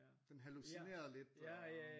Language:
Danish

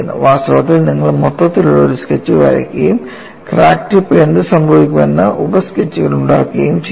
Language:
Malayalam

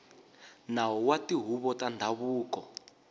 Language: Tsonga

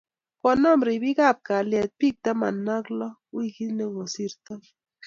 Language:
Kalenjin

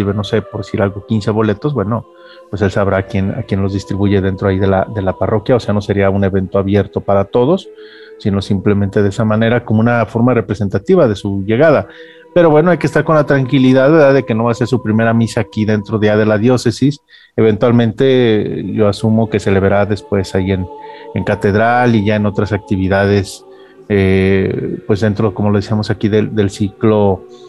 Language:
Spanish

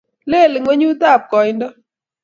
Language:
Kalenjin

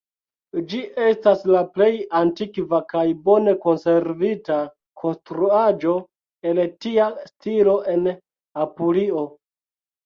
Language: Esperanto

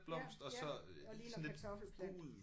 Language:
Danish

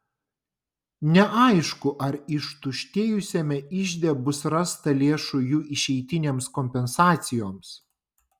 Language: Lithuanian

